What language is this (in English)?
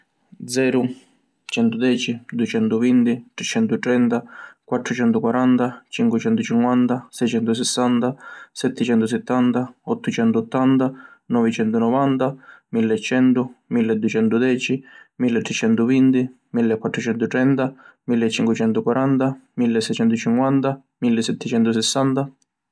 Sicilian